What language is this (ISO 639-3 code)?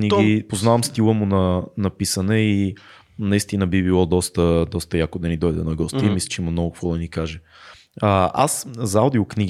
bul